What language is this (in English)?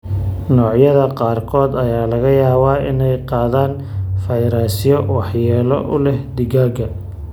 Somali